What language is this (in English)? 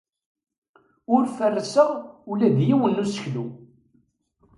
Kabyle